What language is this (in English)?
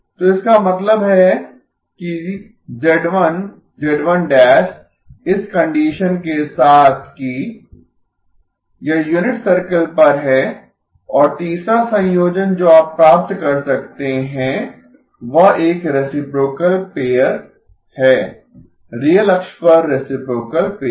Hindi